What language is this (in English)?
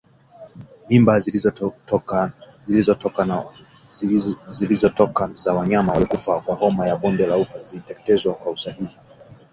Swahili